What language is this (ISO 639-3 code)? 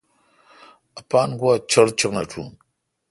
xka